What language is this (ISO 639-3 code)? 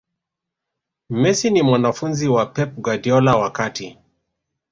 swa